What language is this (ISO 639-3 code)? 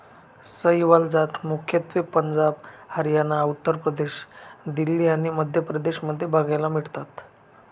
mar